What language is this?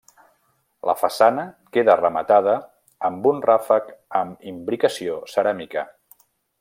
Catalan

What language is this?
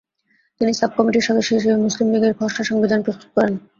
Bangla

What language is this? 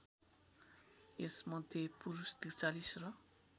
Nepali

